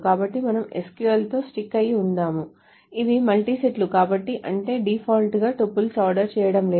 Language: Telugu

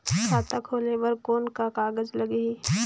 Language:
Chhattisgarhi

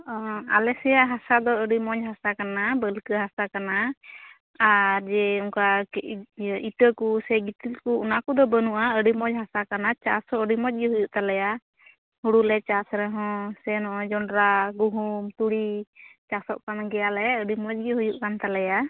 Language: Santali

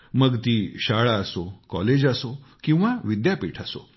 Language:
Marathi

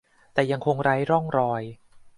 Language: Thai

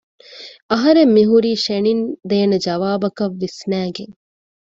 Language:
Divehi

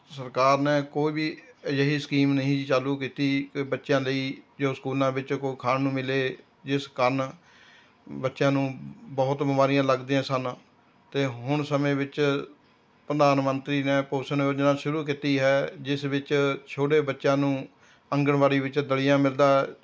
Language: Punjabi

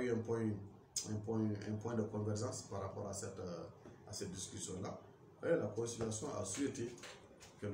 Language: French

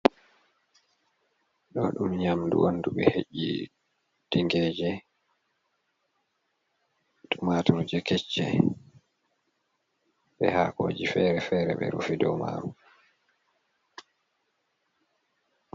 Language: Fula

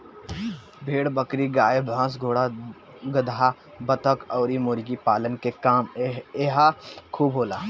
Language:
Bhojpuri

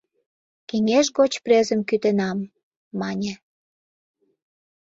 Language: Mari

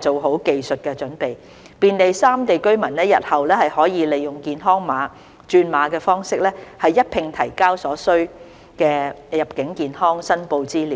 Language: Cantonese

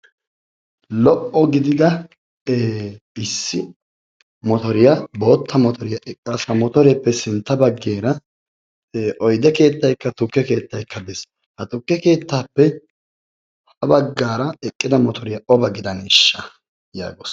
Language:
Wolaytta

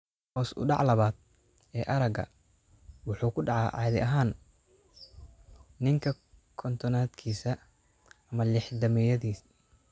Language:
Somali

